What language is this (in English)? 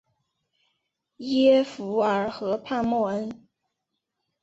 Chinese